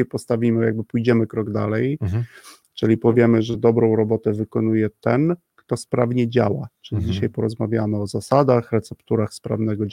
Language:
Polish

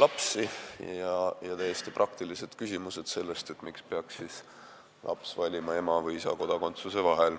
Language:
Estonian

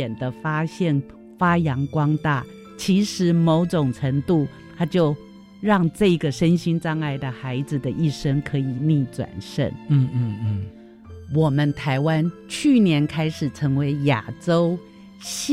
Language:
Chinese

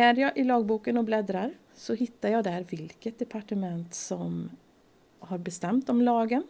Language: Swedish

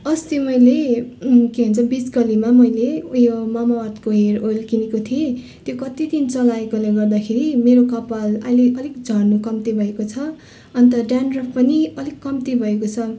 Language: Nepali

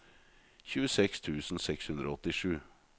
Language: Norwegian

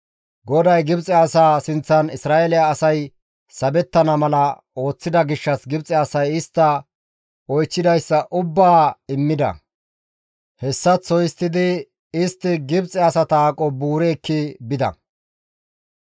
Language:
Gamo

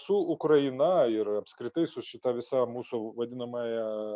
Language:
Lithuanian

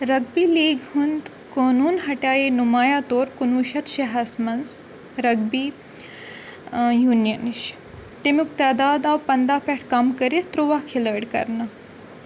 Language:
Kashmiri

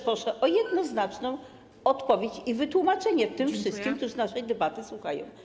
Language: Polish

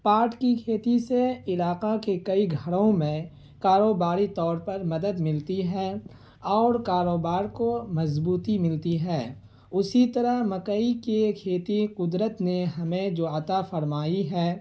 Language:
Urdu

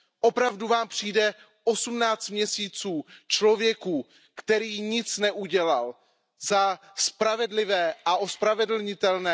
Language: Czech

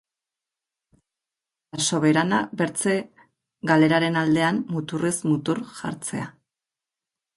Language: Basque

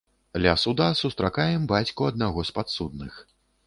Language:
Belarusian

